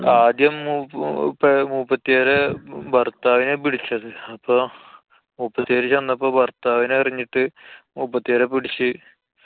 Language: Malayalam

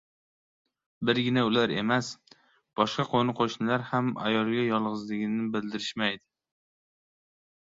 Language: Uzbek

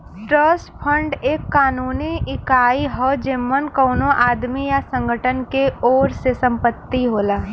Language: Bhojpuri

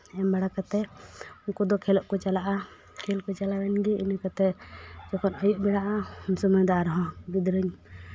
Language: Santali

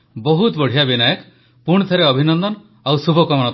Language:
Odia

